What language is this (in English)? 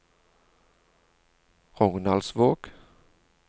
Norwegian